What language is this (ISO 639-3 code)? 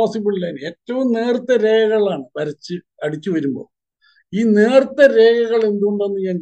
mal